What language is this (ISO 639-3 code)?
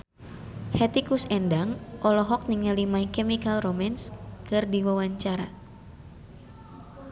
sun